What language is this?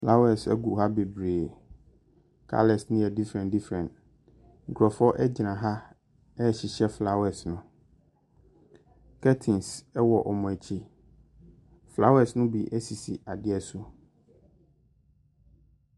Akan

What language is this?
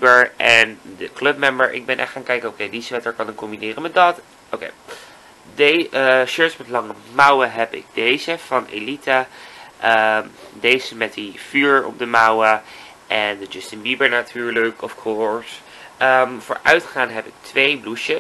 Dutch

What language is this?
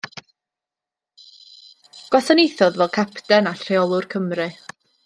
Welsh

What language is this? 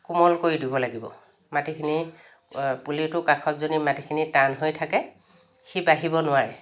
Assamese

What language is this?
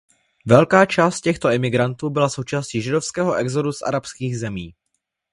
Czech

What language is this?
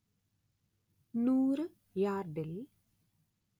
Malayalam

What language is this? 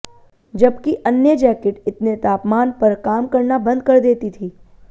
Hindi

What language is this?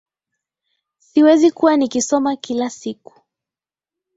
Swahili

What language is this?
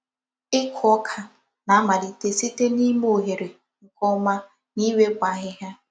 Igbo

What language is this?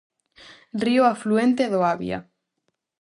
Galician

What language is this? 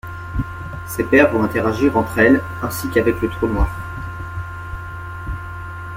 French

